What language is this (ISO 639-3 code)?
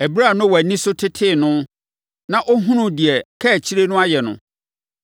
aka